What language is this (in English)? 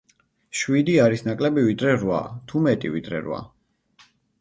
Georgian